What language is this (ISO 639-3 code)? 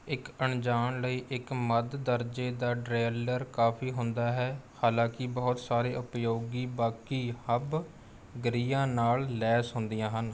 pan